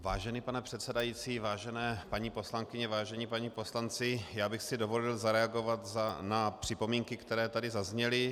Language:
Czech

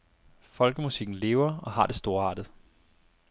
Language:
Danish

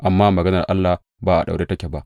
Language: Hausa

